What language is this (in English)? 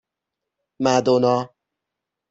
Persian